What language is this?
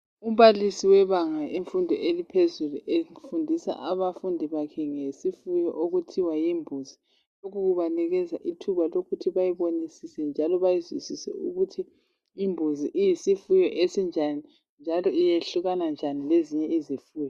North Ndebele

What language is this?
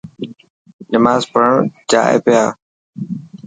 Dhatki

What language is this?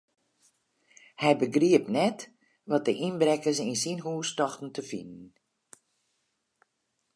Western Frisian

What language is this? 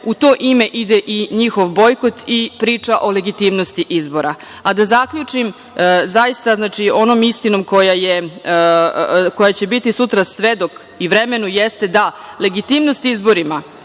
Serbian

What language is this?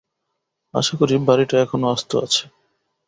Bangla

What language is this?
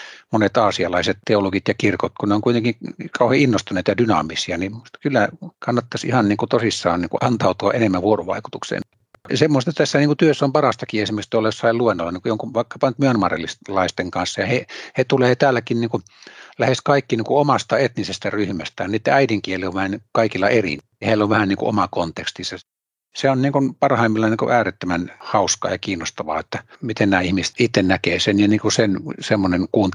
Finnish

